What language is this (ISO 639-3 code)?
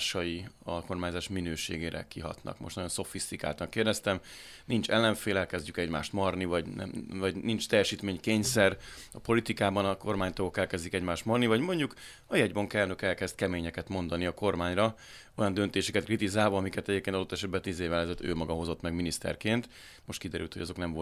hun